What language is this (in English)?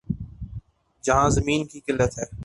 Urdu